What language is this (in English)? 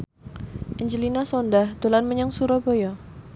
Javanese